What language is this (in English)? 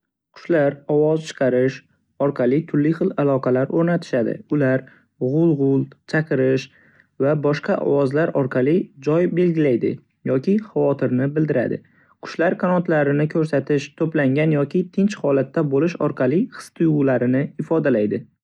Uzbek